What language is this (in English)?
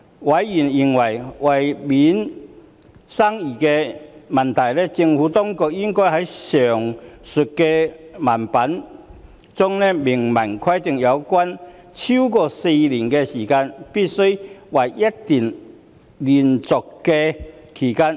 Cantonese